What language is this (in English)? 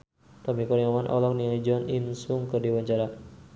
Sundanese